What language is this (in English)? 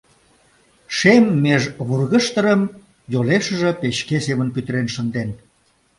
Mari